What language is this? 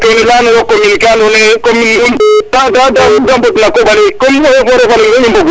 Serer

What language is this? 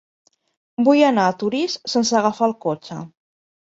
Catalan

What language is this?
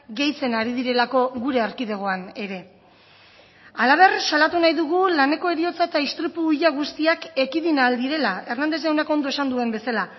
Basque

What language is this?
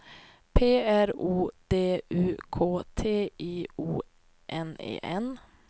Swedish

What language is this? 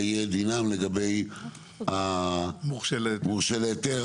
Hebrew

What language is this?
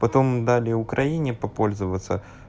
Russian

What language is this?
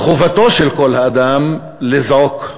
Hebrew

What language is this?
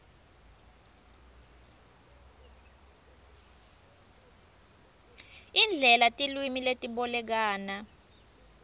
Swati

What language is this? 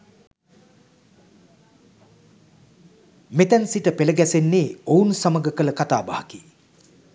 Sinhala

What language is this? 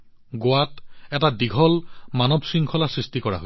Assamese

